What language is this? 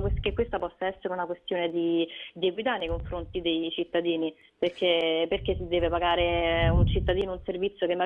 Italian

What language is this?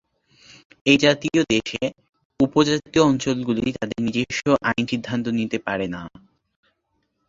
Bangla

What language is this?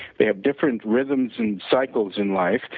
English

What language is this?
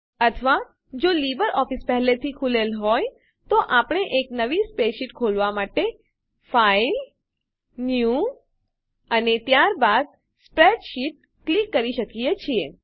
Gujarati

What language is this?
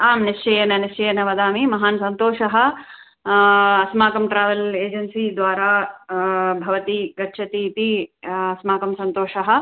Sanskrit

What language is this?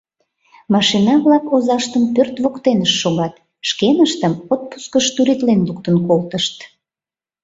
Mari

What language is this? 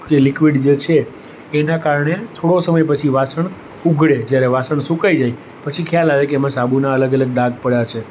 Gujarati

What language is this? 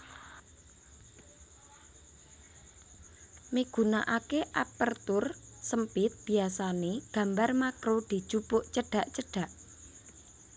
Javanese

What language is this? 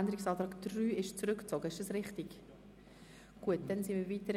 Swiss German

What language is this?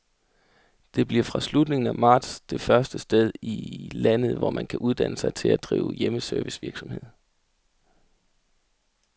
Danish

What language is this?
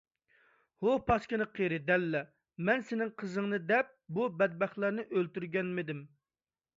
Uyghur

